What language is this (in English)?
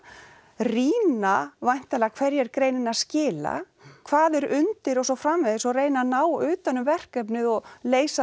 Icelandic